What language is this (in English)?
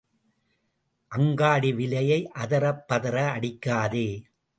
Tamil